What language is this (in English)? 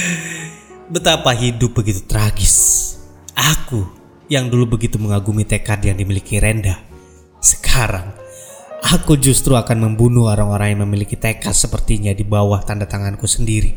Indonesian